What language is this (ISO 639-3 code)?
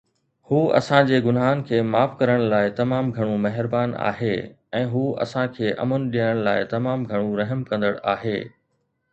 snd